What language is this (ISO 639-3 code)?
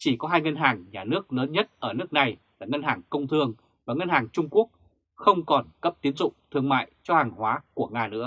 vie